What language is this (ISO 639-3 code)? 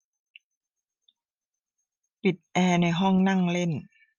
tha